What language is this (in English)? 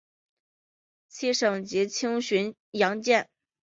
Chinese